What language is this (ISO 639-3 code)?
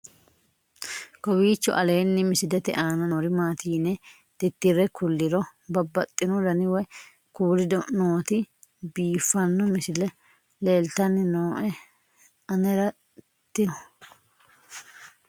sid